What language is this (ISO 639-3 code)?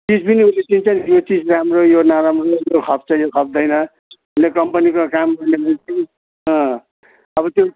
nep